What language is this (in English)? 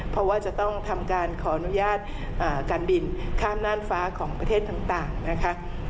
Thai